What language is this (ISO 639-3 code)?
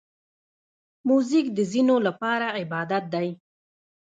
pus